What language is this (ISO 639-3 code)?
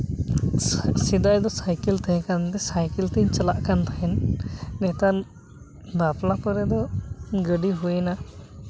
sat